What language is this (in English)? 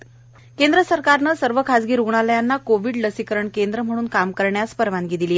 Marathi